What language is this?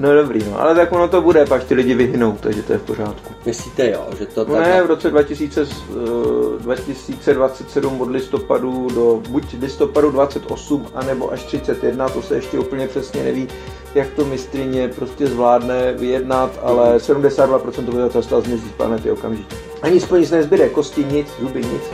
Czech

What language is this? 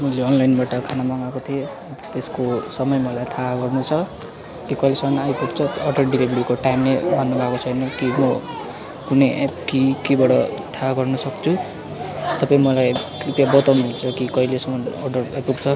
Nepali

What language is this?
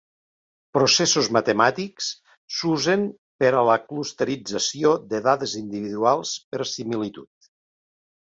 Catalan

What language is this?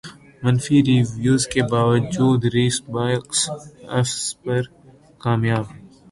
Urdu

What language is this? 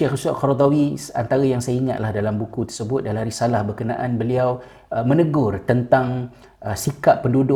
Malay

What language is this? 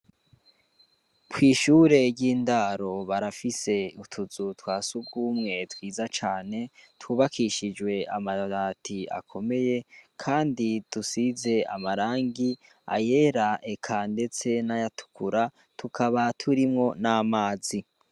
Rundi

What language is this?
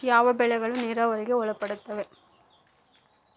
Kannada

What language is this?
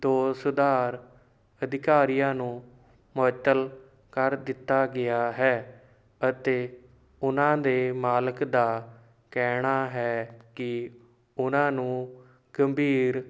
Punjabi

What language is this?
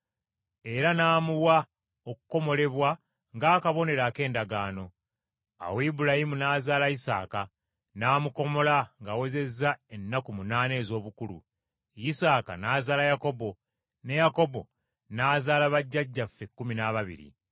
Ganda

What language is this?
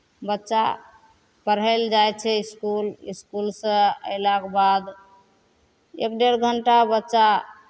Maithili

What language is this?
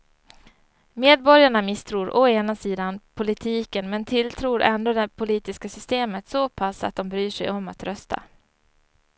Swedish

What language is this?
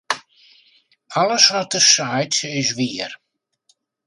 Western Frisian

